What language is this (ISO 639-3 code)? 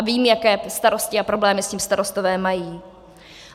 ces